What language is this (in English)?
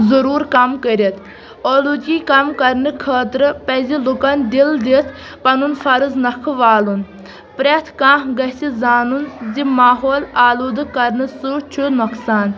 Kashmiri